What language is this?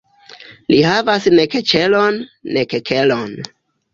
Esperanto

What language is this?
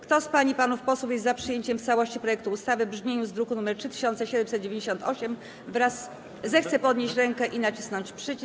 Polish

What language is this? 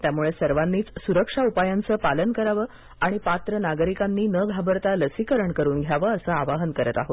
Marathi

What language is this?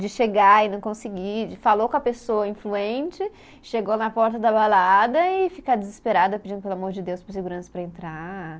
Portuguese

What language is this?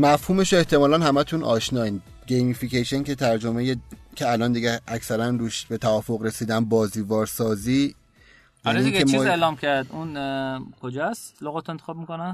Persian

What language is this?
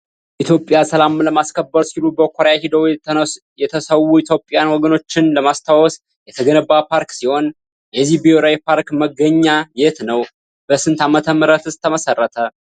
Amharic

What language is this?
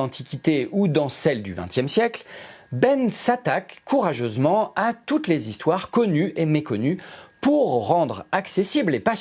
French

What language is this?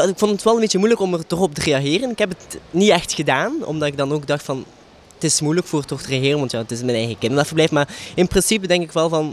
Dutch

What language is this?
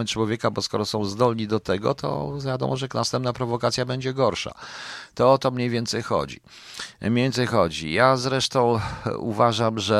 Polish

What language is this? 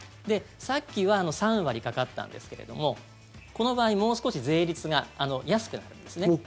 Japanese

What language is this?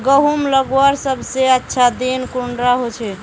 Magahi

